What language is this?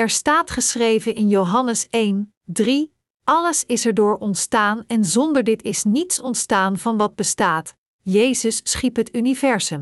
Dutch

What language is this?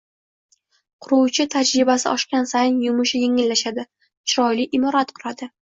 Uzbek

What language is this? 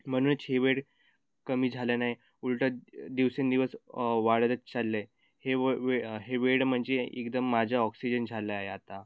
Marathi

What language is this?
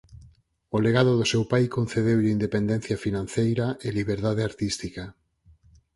Galician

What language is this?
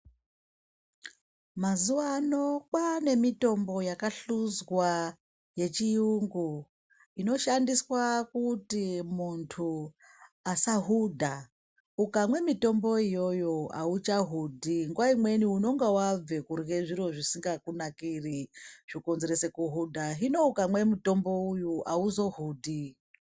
Ndau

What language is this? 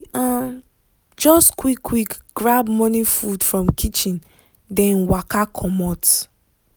Nigerian Pidgin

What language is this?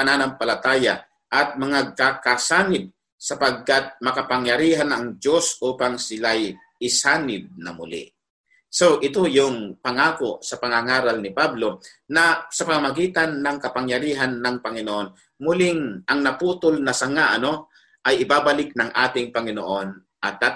Filipino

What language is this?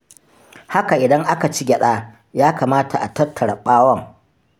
Hausa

